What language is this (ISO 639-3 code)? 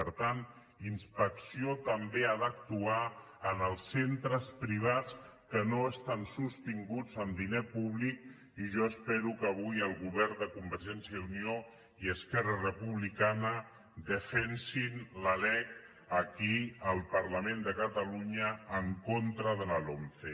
cat